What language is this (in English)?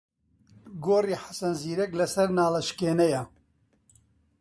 Central Kurdish